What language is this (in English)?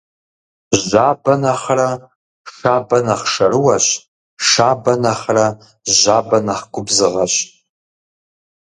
Kabardian